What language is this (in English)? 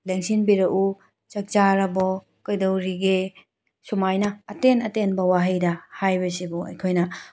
Manipuri